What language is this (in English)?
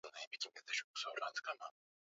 Swahili